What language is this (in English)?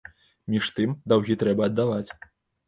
Belarusian